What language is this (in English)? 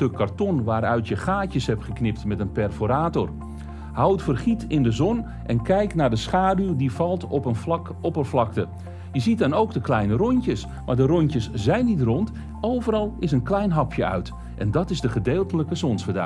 Dutch